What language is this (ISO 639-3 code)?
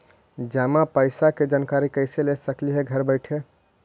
mag